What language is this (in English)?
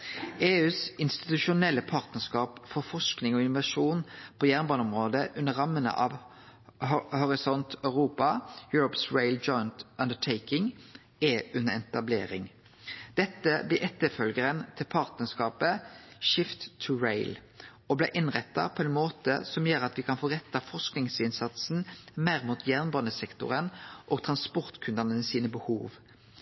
Norwegian Nynorsk